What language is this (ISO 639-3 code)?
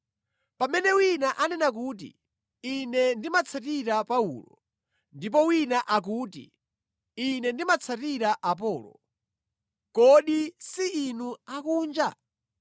nya